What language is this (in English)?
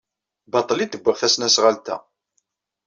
Kabyle